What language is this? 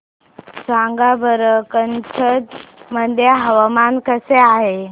Marathi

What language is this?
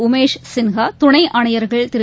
Tamil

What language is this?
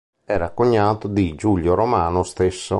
Italian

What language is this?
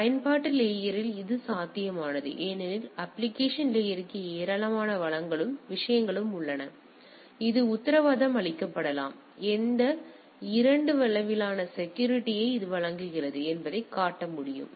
Tamil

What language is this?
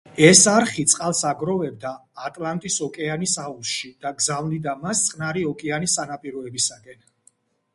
Georgian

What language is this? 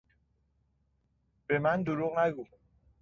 Persian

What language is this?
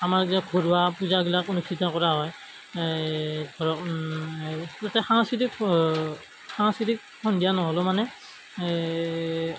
Assamese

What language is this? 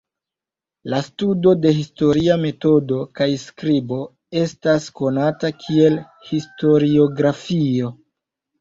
Esperanto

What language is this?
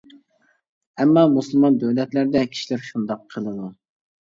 Uyghur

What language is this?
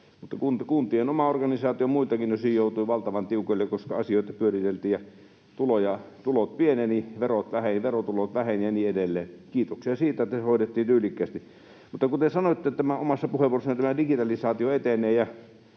Finnish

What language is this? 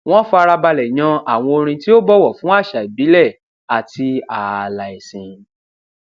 Yoruba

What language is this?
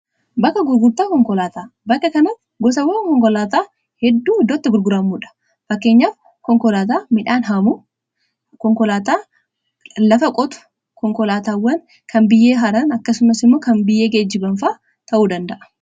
Oromo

